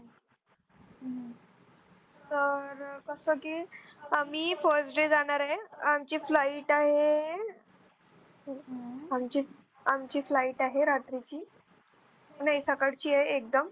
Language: Marathi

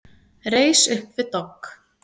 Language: Icelandic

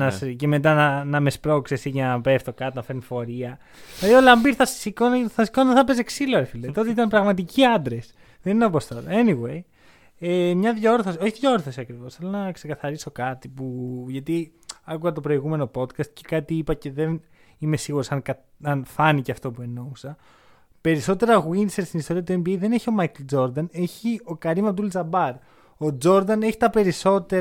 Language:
Greek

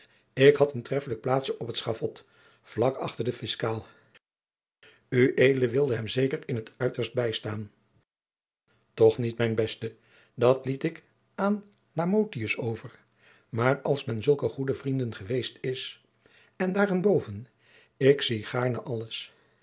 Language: Dutch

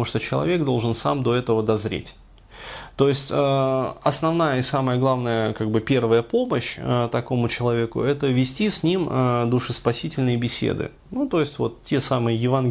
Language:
Russian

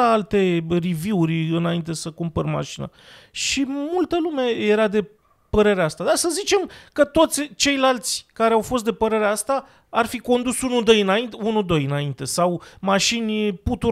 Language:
Romanian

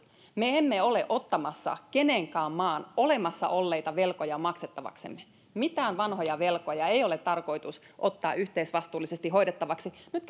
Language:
Finnish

